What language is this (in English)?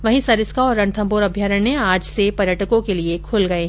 Hindi